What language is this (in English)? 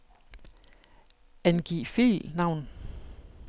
Danish